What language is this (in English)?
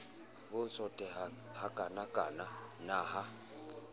Southern Sotho